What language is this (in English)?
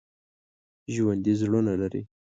Pashto